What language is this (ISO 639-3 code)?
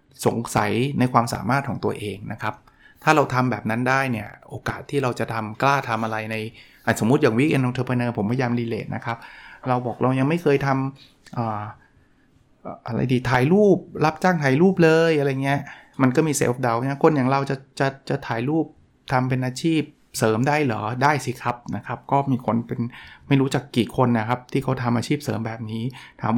tha